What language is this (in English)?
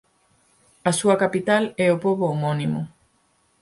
Galician